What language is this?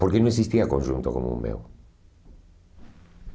Portuguese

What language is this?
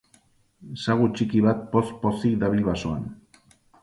Basque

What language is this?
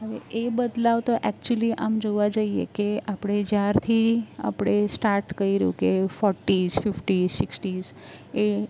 Gujarati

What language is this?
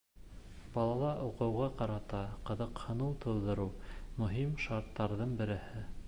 Bashkir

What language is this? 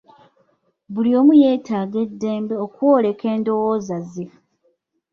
Ganda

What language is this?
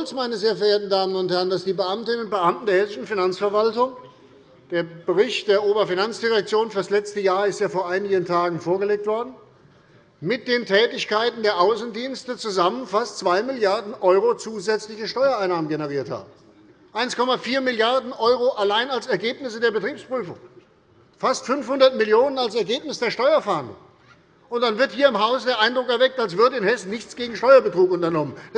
German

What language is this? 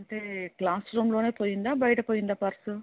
Telugu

